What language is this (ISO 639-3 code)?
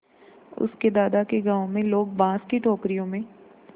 hin